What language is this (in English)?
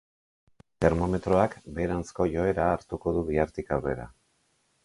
Basque